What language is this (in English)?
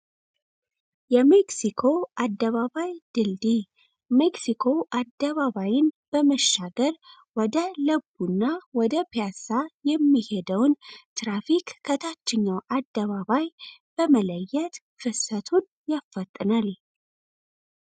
Amharic